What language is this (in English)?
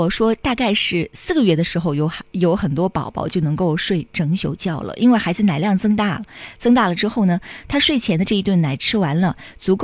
Chinese